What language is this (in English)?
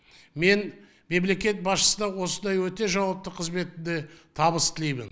Kazakh